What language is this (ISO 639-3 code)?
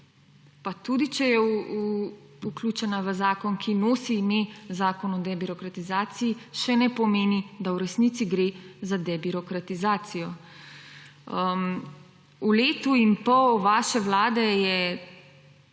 slv